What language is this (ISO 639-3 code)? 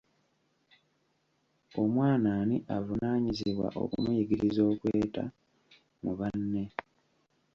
lug